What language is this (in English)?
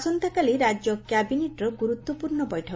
Odia